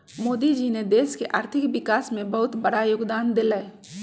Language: Magahi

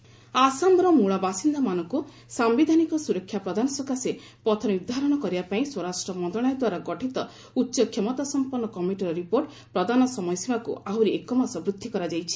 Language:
Odia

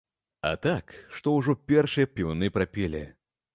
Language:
Belarusian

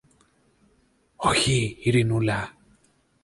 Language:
Greek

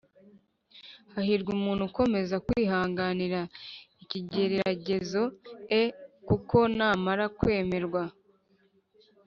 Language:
Kinyarwanda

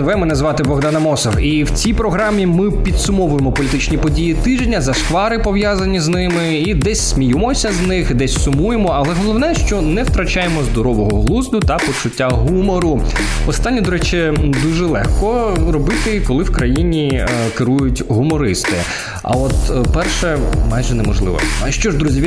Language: Ukrainian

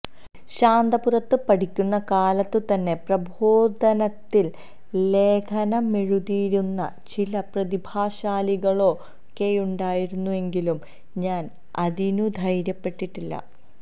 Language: Malayalam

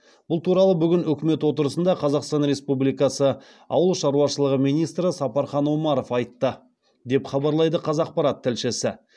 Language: Kazakh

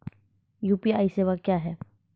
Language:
Maithili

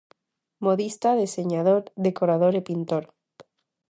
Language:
Galician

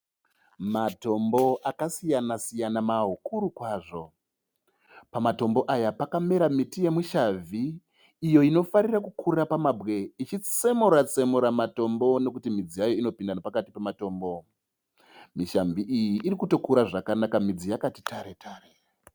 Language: Shona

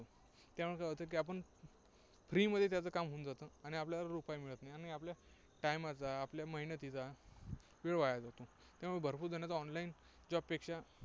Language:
Marathi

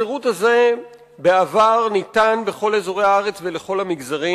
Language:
Hebrew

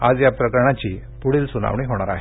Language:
Marathi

